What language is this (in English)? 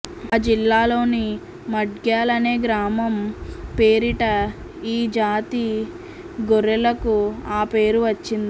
Telugu